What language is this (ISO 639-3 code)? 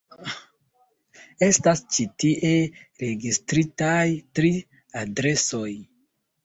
epo